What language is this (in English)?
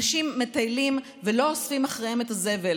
Hebrew